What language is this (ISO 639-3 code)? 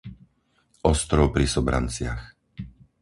slk